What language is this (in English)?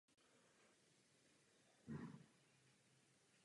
Czech